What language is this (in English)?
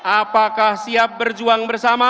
Indonesian